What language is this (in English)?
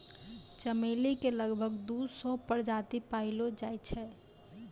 Maithili